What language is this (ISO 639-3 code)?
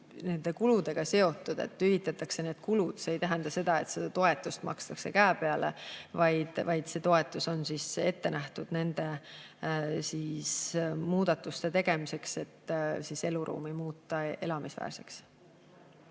est